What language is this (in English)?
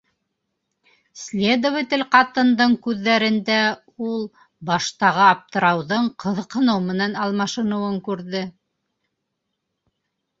Bashkir